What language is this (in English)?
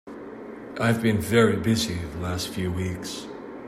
English